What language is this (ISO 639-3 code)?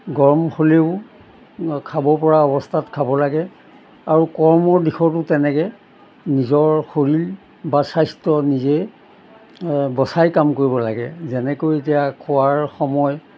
asm